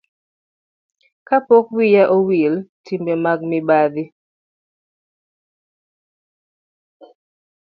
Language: Luo (Kenya and Tanzania)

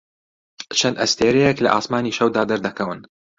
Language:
Central Kurdish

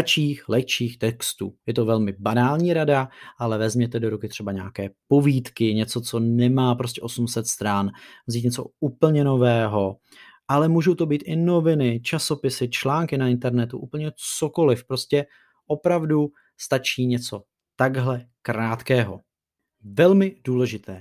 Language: Czech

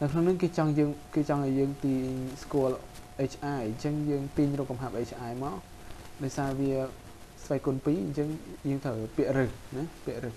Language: Thai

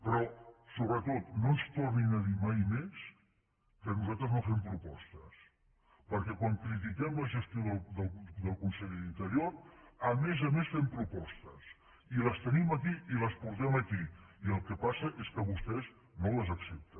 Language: Catalan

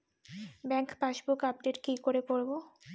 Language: Bangla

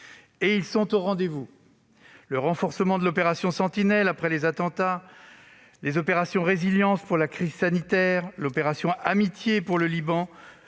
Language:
French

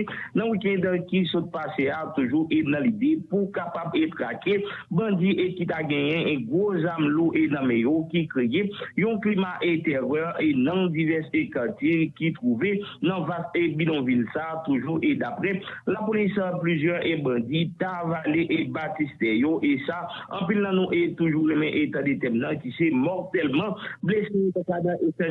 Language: French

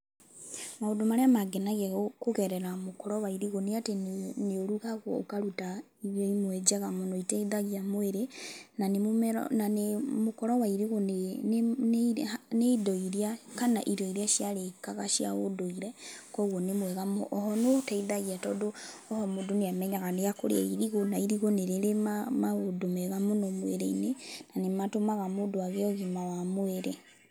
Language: Kikuyu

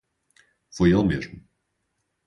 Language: Portuguese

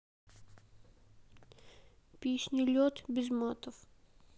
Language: Russian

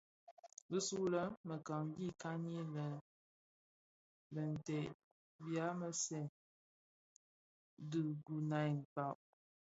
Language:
Bafia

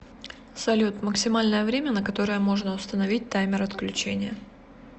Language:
Russian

